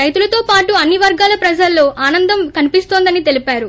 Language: Telugu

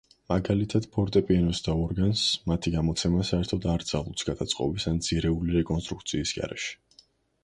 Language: Georgian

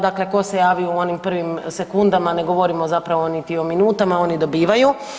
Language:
Croatian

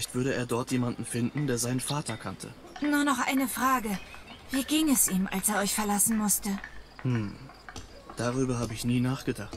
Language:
German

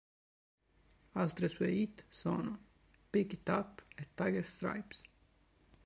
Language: Italian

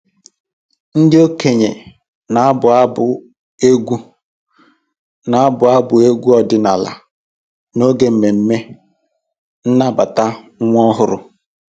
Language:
Igbo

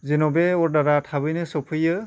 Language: Bodo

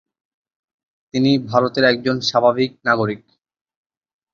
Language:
Bangla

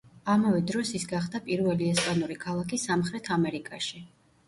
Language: Georgian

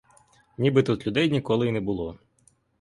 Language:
Ukrainian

